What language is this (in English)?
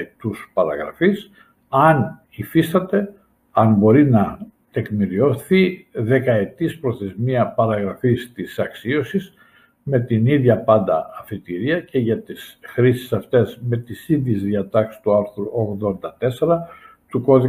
Greek